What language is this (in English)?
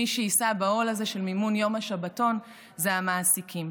Hebrew